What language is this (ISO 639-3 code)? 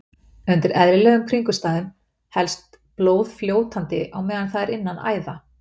isl